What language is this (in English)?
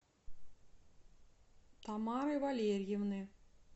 Russian